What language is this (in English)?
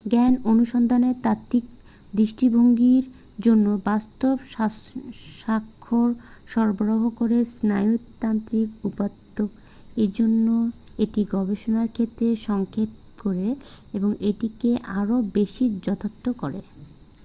Bangla